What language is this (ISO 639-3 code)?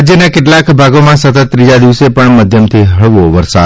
guj